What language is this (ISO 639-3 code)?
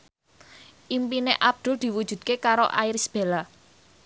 jav